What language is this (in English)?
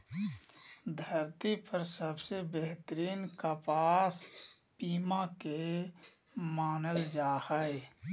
Magahi